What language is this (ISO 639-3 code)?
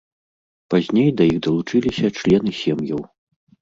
bel